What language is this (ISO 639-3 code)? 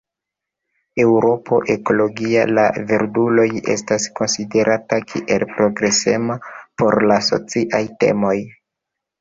epo